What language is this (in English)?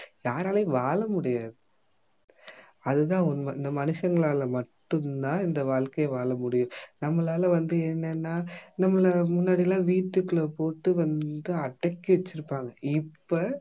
Tamil